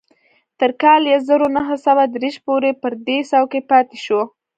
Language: Pashto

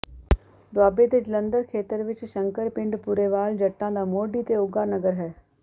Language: Punjabi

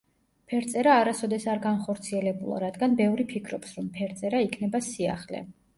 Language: Georgian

